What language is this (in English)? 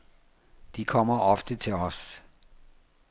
Danish